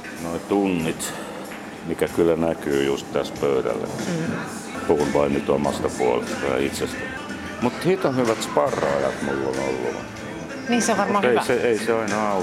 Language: Finnish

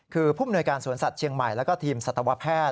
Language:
Thai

